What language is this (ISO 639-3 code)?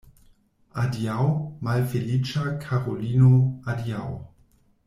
epo